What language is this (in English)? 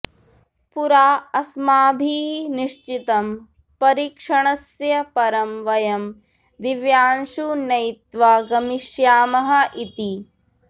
Sanskrit